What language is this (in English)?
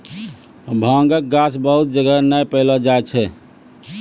Maithili